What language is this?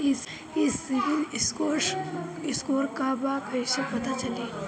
Bhojpuri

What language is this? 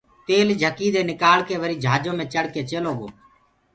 Gurgula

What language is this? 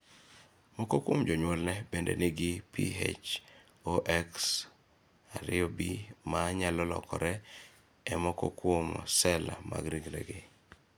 Luo (Kenya and Tanzania)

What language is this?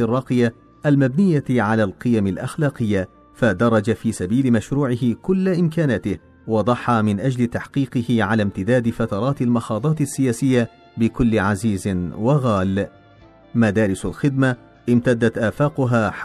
Arabic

